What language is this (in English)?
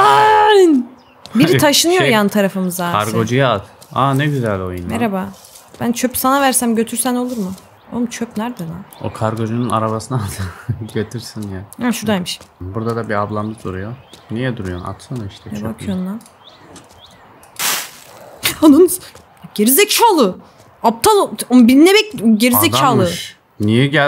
Turkish